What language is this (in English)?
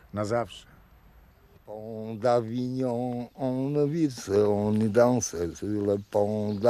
Polish